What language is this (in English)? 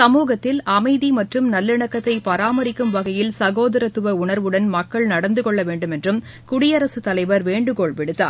Tamil